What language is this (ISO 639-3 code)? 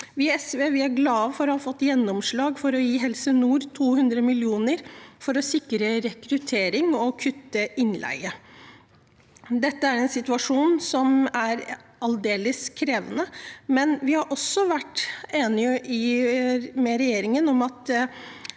nor